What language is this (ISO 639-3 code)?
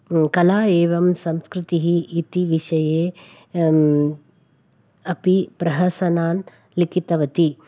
san